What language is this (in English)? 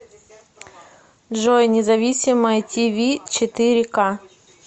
Russian